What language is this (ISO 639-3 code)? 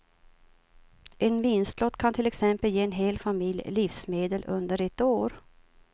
swe